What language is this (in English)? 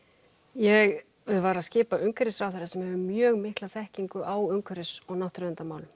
Icelandic